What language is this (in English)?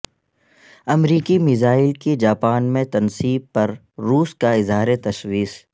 Urdu